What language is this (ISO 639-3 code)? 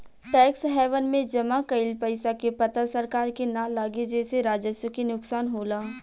bho